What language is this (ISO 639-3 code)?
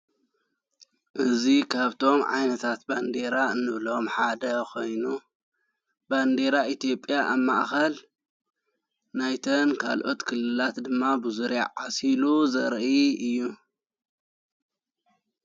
tir